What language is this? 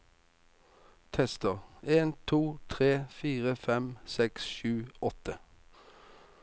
Norwegian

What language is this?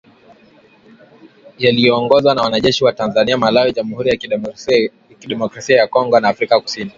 Swahili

